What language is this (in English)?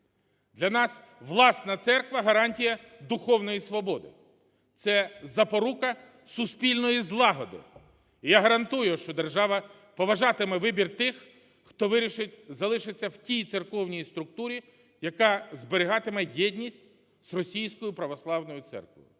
Ukrainian